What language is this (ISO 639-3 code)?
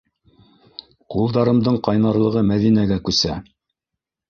bak